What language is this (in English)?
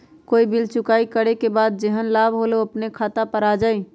Magahi